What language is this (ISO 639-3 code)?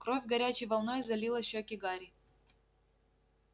rus